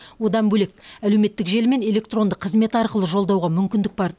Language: Kazakh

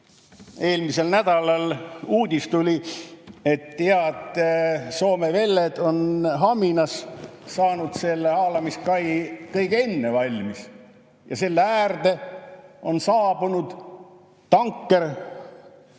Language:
Estonian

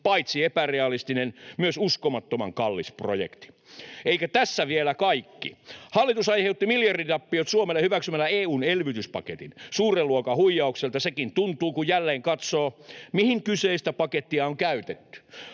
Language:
Finnish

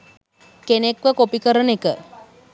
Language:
Sinhala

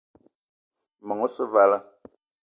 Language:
Eton (Cameroon)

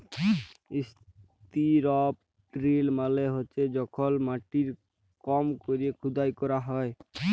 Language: Bangla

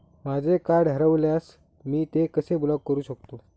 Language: Marathi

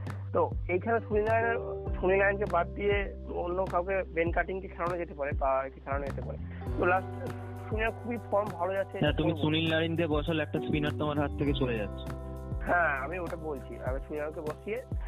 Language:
Bangla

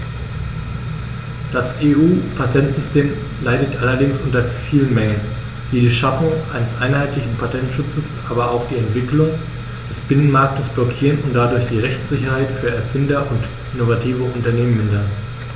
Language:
German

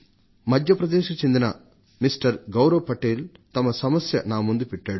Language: Telugu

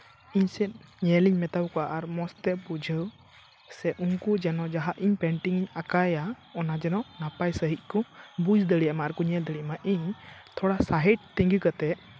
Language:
Santali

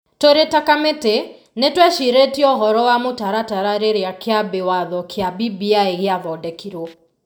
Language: Kikuyu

